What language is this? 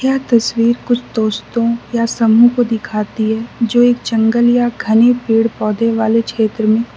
Hindi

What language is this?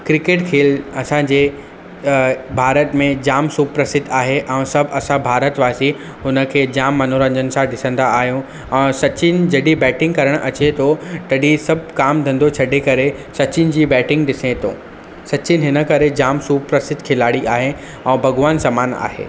Sindhi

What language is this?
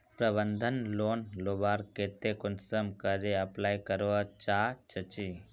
Magahi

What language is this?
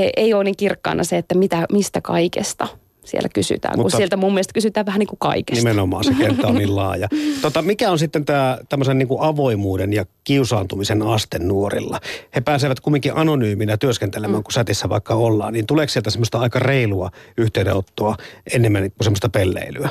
Finnish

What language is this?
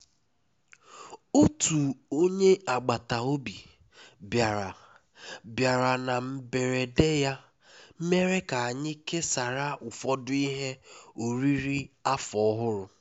Igbo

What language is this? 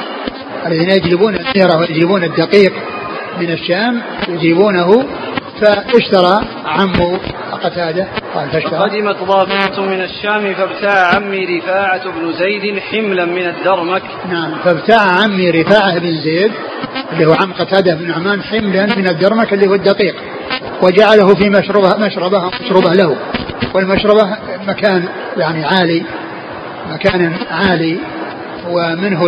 Arabic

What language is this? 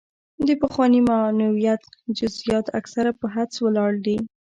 Pashto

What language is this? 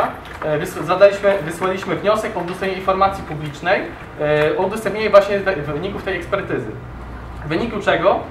Polish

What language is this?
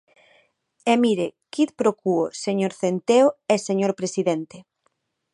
Galician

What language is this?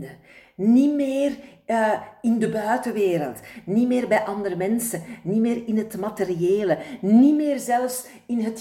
Dutch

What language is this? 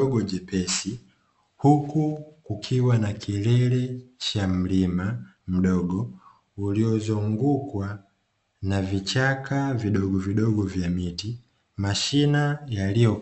Swahili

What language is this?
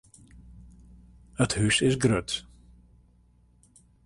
Western Frisian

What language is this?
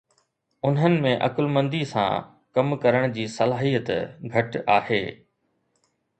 Sindhi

